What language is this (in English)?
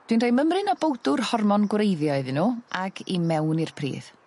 Welsh